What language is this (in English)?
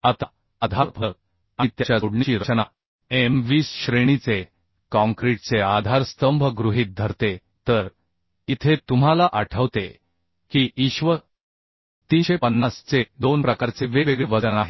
Marathi